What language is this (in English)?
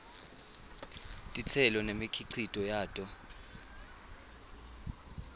Swati